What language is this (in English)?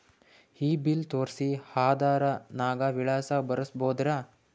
Kannada